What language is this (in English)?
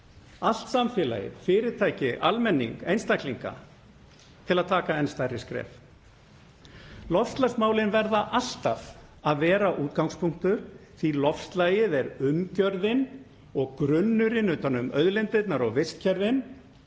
Icelandic